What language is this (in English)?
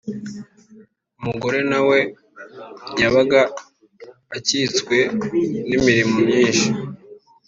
Kinyarwanda